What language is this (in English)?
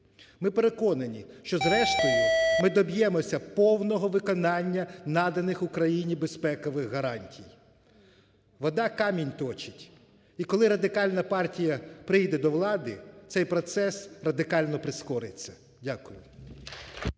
Ukrainian